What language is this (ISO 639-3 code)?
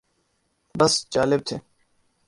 urd